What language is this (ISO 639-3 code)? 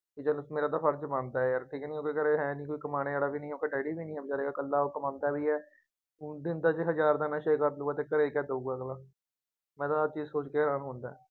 pan